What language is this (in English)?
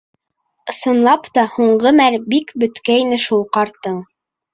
Bashkir